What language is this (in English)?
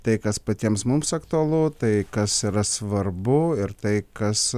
Lithuanian